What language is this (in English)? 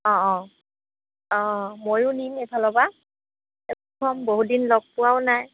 Assamese